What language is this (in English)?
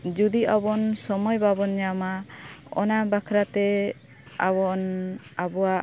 Santali